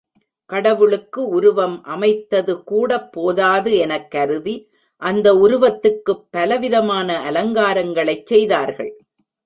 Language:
Tamil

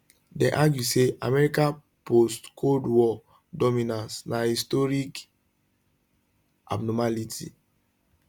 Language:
Nigerian Pidgin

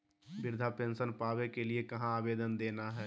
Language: Magahi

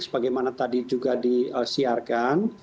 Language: Indonesian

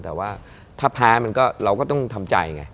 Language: Thai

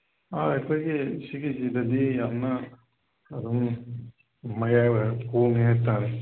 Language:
Manipuri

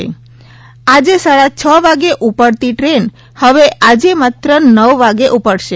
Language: Gujarati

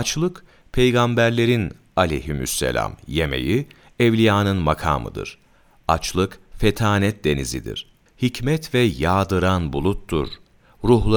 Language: Turkish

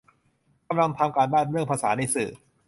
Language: Thai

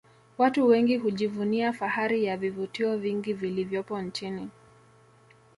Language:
Swahili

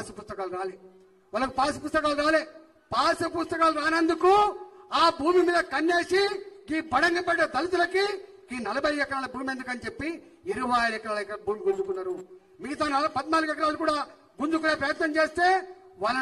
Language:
Hindi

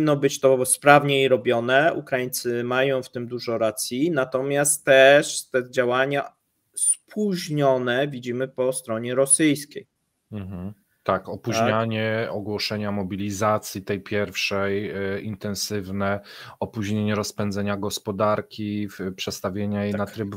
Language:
Polish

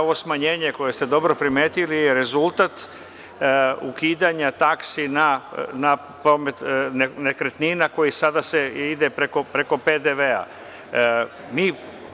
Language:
Serbian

